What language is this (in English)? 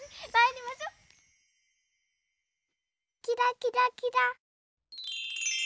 Japanese